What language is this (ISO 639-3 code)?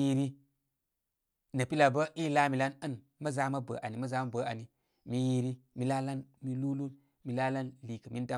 kmy